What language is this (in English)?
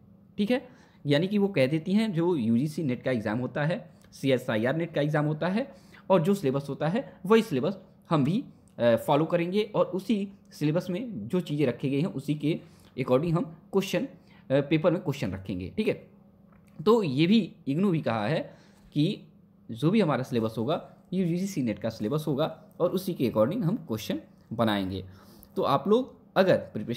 Hindi